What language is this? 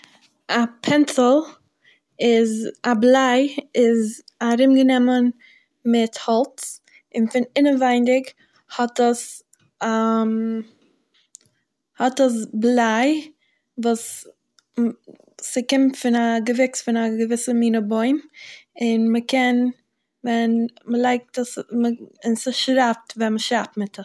Yiddish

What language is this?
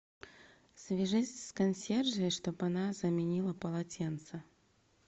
Russian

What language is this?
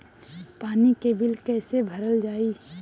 Bhojpuri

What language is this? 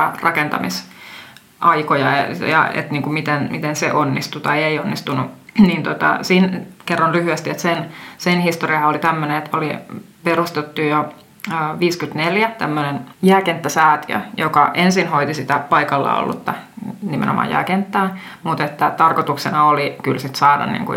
Finnish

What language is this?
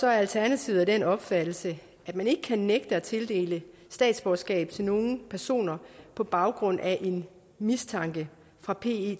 Danish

